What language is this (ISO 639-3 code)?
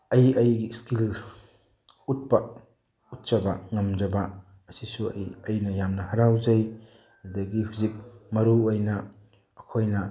mni